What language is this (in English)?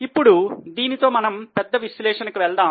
Telugu